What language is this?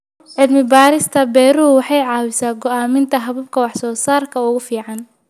Somali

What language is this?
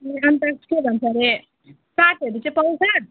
Nepali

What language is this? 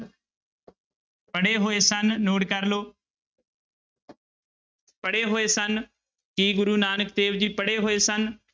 Punjabi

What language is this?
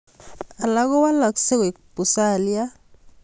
Kalenjin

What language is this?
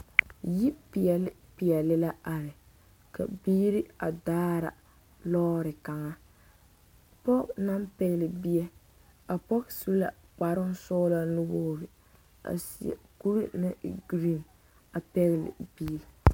Southern Dagaare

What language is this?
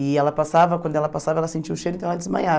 Portuguese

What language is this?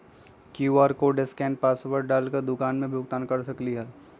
Magahi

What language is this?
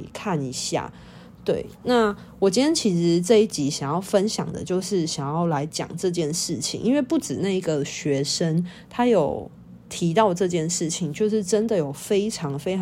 Chinese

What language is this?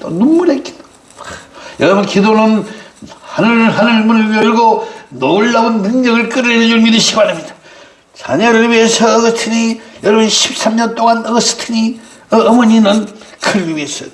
Korean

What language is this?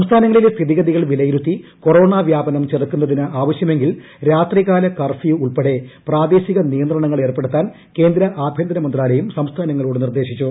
Malayalam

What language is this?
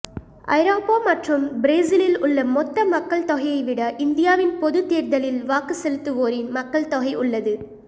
Tamil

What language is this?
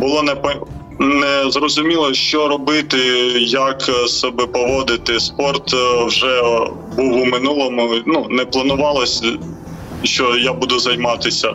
Ukrainian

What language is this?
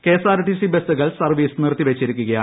Malayalam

